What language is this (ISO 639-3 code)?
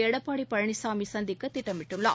tam